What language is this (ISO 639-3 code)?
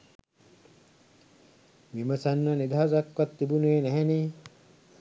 sin